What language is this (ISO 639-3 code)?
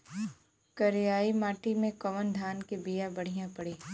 bho